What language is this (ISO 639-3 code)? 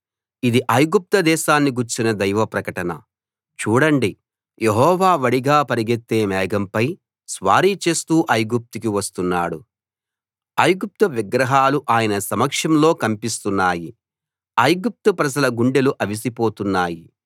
tel